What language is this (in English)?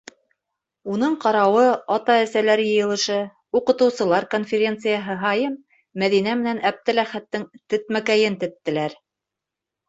Bashkir